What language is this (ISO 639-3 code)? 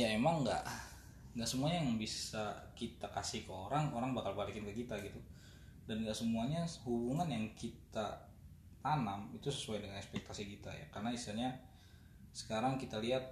ind